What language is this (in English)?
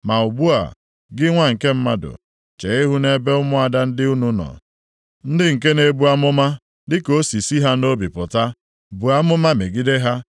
Igbo